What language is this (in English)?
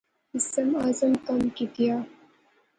Pahari-Potwari